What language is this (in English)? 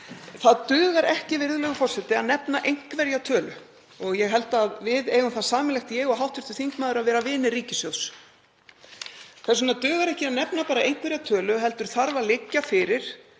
Icelandic